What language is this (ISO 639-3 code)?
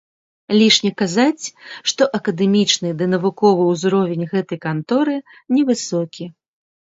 bel